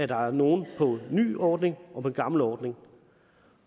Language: Danish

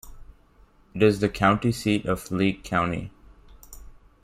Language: English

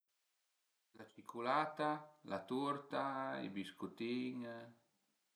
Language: Piedmontese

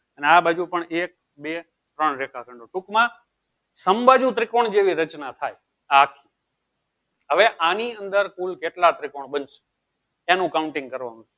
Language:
Gujarati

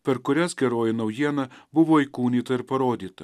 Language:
Lithuanian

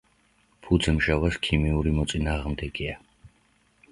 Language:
Georgian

